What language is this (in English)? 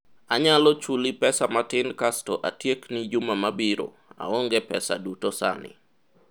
Luo (Kenya and Tanzania)